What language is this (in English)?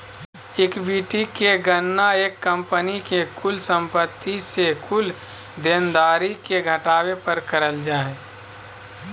Magahi